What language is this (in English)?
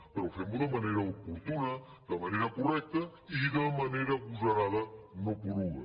Catalan